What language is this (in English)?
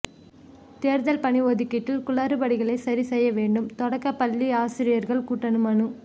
Tamil